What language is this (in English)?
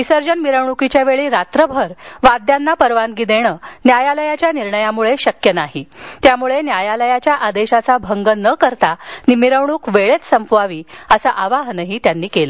Marathi